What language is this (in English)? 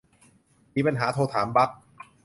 Thai